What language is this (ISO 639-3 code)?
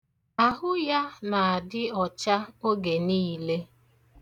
ibo